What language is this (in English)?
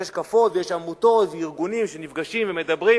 Hebrew